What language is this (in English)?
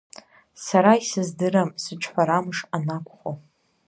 Abkhazian